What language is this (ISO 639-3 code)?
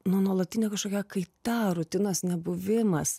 lit